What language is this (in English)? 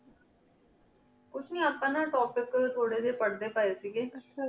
Punjabi